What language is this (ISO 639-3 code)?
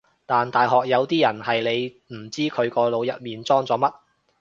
yue